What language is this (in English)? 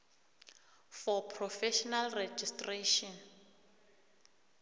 South Ndebele